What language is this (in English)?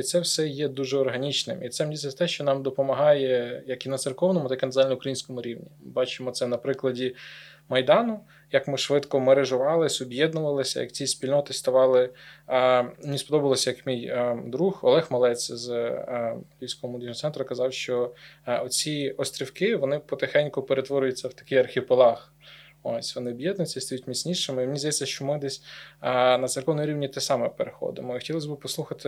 Ukrainian